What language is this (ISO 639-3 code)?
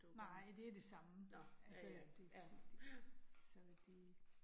dan